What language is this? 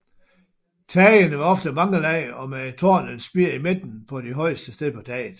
Danish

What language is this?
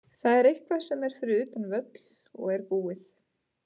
Icelandic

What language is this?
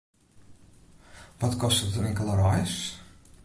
Western Frisian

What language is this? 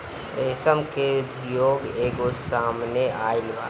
Bhojpuri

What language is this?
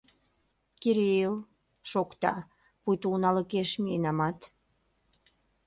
Mari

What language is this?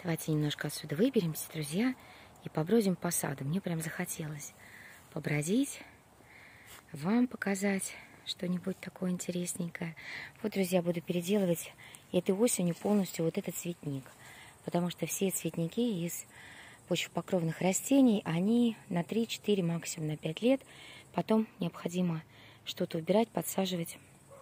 Russian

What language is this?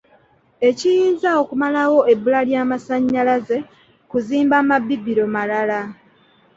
Ganda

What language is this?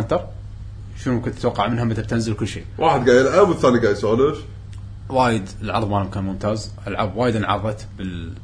Arabic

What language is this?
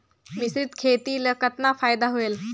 Chhattisgarhi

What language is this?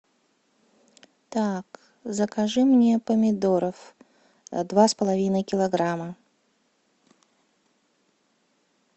Russian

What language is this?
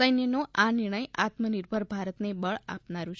Gujarati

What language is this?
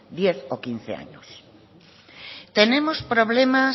Spanish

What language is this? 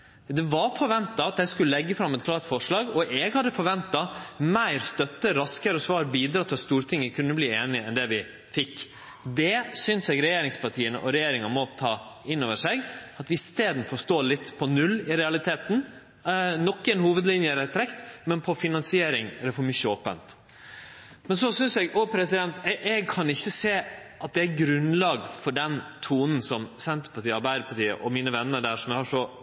Norwegian Nynorsk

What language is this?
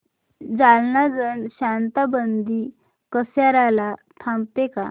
Marathi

